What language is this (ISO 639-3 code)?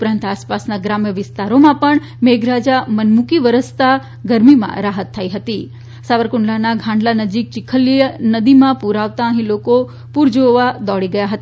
guj